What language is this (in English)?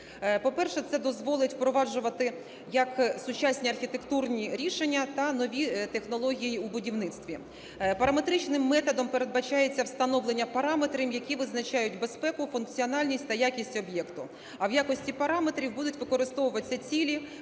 Ukrainian